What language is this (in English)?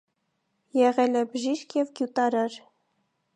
Armenian